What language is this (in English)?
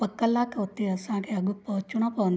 Sindhi